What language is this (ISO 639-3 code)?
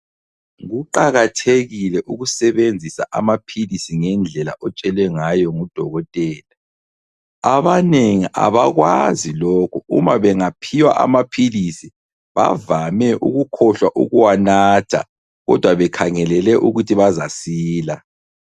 nde